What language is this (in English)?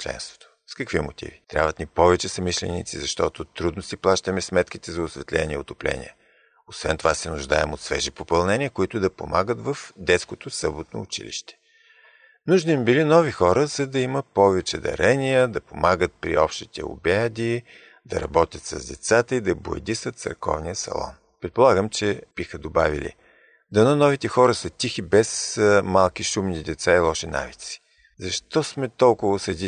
Bulgarian